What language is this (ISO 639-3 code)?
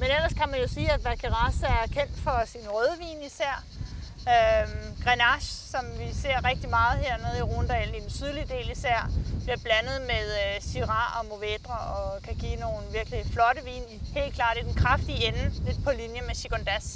dan